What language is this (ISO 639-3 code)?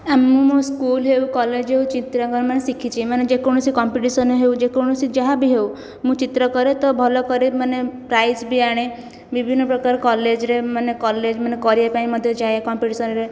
ori